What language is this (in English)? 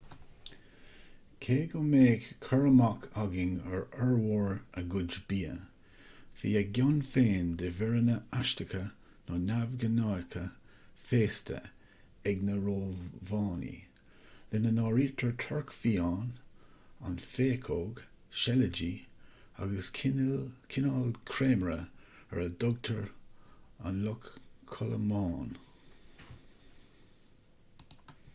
Irish